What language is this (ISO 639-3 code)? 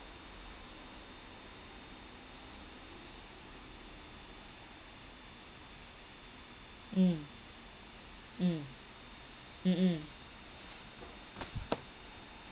eng